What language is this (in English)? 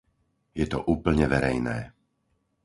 Slovak